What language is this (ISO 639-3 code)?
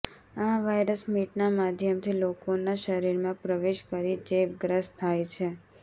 guj